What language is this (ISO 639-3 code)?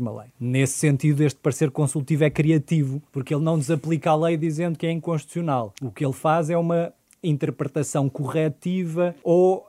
por